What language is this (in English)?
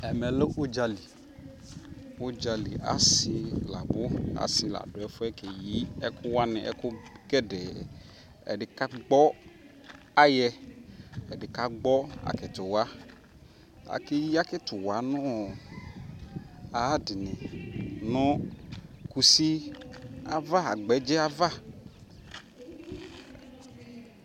Ikposo